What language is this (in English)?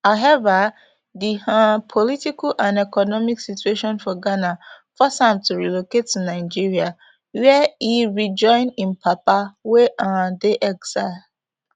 Nigerian Pidgin